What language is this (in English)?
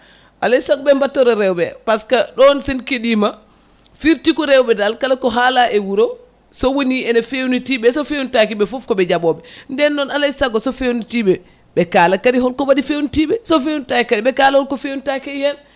Fula